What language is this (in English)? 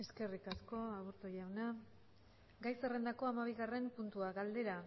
Basque